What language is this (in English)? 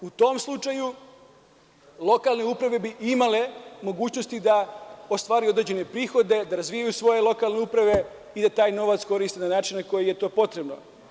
Serbian